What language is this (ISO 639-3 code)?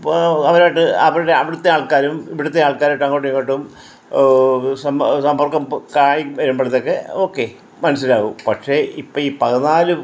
mal